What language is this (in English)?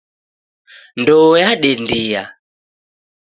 Taita